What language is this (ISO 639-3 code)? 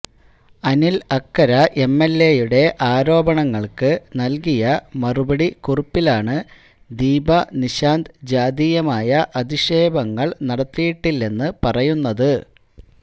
mal